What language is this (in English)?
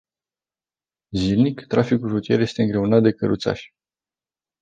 Romanian